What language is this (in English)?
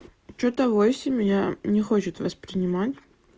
Russian